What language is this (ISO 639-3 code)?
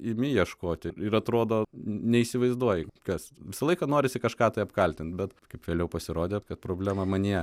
lit